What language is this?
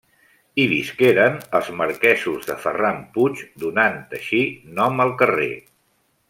Catalan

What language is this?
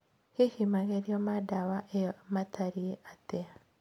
Kikuyu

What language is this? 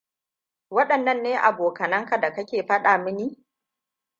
Hausa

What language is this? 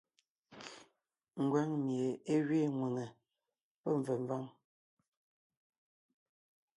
Ngiemboon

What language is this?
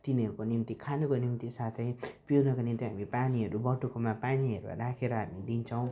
Nepali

